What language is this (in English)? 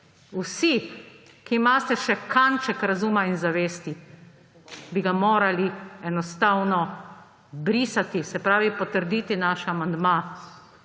Slovenian